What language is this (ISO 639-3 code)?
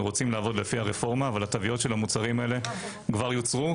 heb